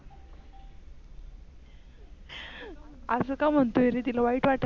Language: Marathi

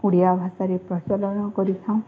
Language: Odia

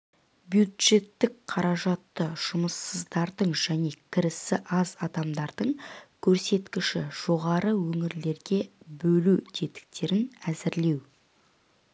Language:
Kazakh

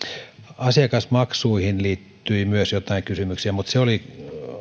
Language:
Finnish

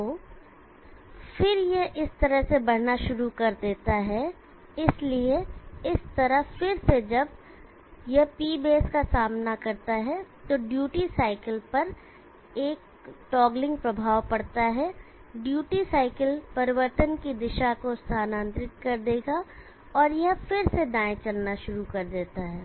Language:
Hindi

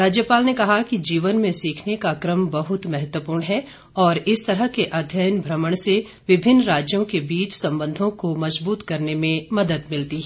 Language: Hindi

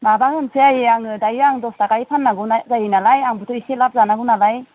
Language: Bodo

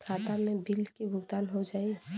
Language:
Bhojpuri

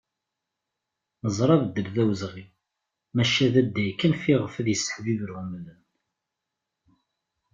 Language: Kabyle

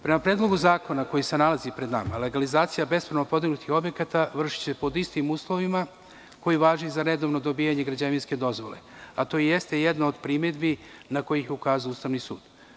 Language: Serbian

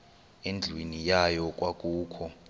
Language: Xhosa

